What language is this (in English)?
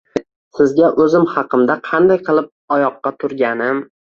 Uzbek